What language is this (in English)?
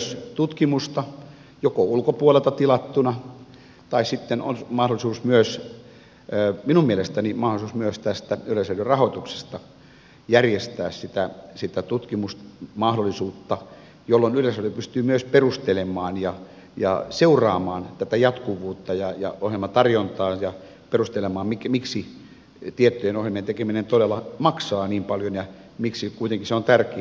Finnish